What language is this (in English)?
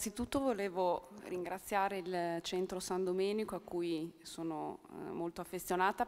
Italian